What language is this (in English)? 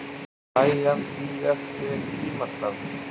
Magahi